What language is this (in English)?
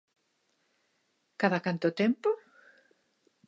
Galician